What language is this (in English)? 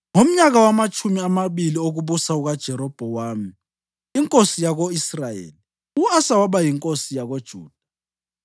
North Ndebele